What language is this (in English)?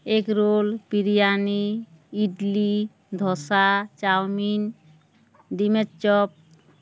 Bangla